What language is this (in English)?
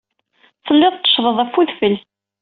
Kabyle